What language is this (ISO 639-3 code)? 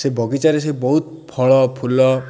ori